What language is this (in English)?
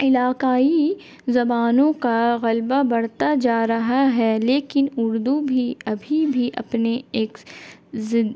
Urdu